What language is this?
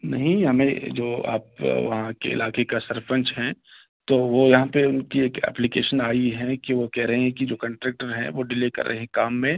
Urdu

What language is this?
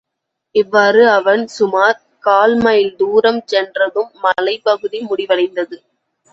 Tamil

